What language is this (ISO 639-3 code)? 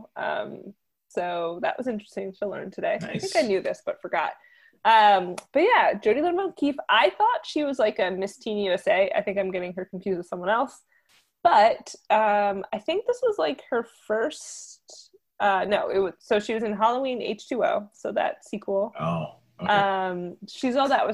eng